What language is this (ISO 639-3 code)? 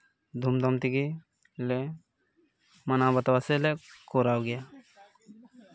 sat